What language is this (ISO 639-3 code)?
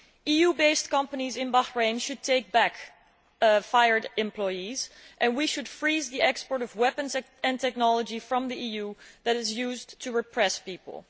eng